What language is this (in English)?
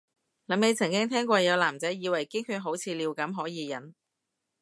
Cantonese